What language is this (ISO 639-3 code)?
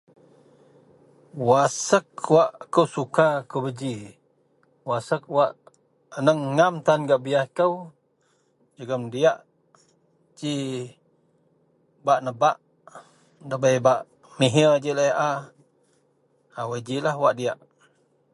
mel